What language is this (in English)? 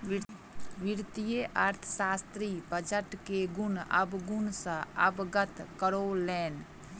Maithili